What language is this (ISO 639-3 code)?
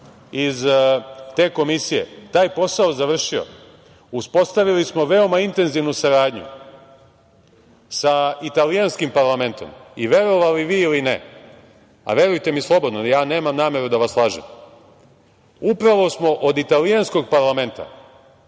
srp